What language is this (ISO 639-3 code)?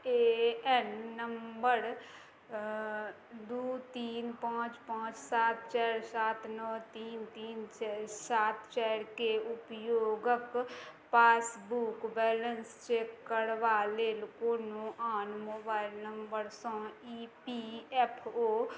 mai